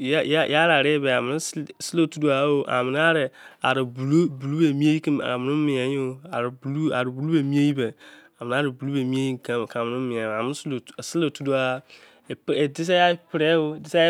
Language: Izon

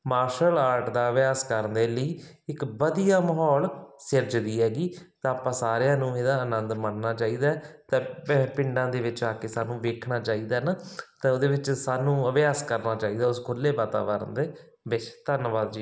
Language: Punjabi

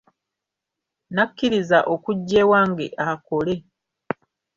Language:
Ganda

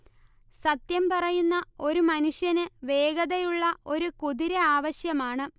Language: Malayalam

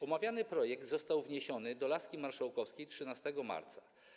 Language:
Polish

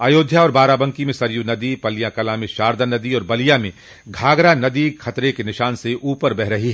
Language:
Hindi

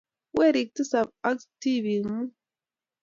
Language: Kalenjin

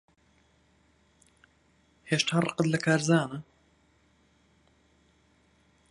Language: Central Kurdish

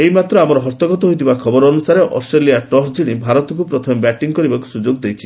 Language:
Odia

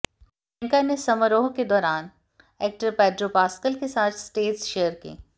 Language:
Hindi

